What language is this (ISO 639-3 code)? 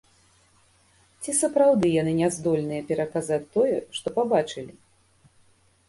bel